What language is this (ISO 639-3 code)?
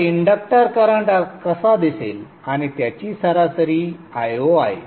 mar